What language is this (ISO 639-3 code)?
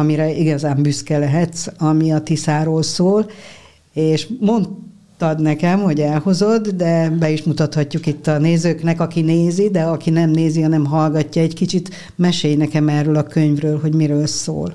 hun